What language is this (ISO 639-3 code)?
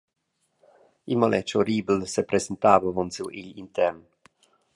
roh